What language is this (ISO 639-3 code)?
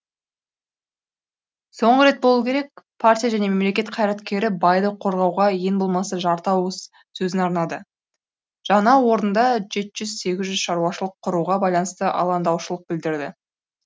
kaz